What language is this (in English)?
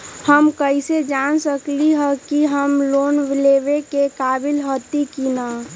Magahi